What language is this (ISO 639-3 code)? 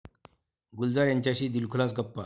mar